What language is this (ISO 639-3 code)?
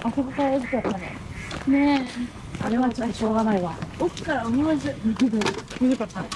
jpn